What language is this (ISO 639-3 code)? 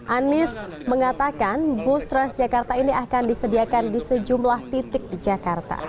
ind